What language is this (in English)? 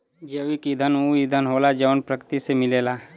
Bhojpuri